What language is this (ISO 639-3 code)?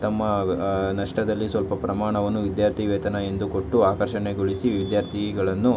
kan